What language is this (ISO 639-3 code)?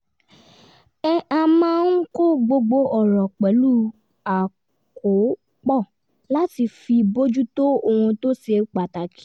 yor